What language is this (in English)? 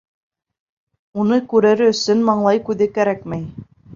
Bashkir